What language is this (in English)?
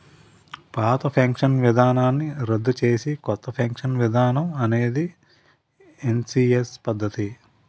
Telugu